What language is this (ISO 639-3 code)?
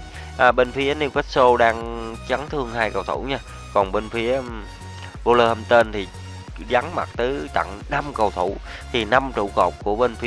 vie